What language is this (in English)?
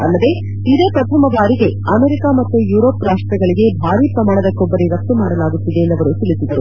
Kannada